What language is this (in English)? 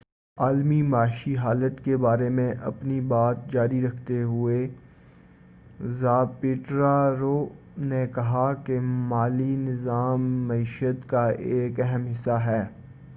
Urdu